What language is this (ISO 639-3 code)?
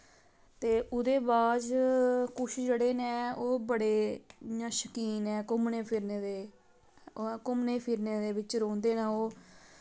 doi